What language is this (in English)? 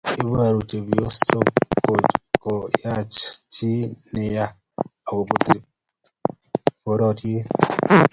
Kalenjin